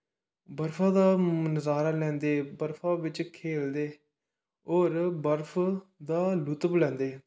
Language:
Dogri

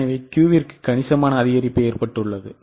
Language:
Tamil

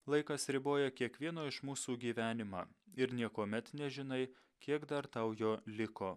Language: Lithuanian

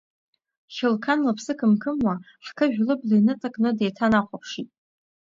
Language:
Abkhazian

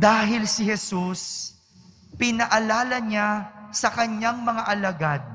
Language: Filipino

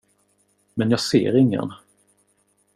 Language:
Swedish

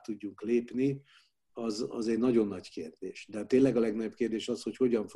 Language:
Hungarian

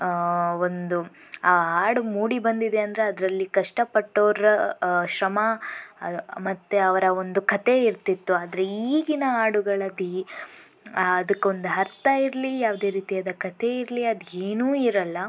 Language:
Kannada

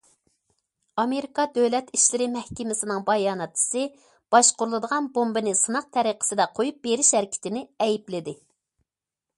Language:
Uyghur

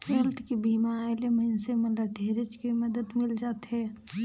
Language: Chhattisgarhi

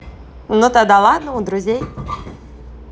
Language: Russian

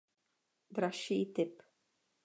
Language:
Czech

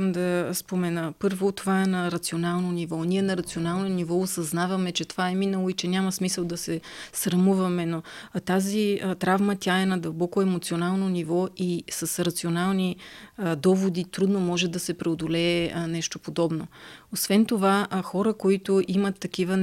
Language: Bulgarian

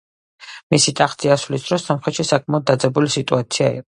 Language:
Georgian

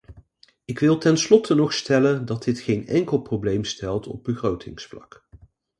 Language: Dutch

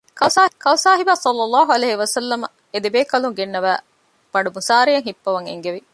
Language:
Divehi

